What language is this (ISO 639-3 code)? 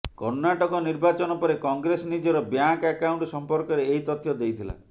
ori